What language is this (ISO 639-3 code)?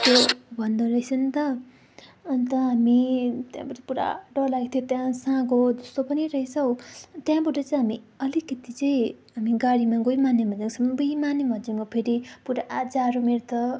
nep